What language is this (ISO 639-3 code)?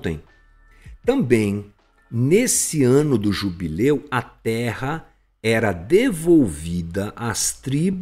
por